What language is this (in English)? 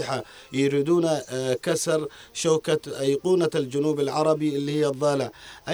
Arabic